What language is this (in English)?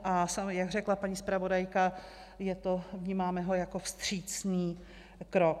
Czech